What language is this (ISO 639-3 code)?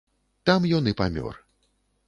bel